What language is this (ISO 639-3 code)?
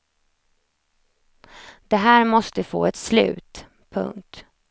swe